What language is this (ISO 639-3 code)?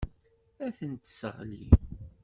kab